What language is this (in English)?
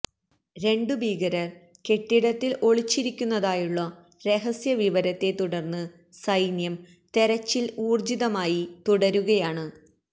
Malayalam